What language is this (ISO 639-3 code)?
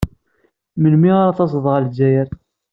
kab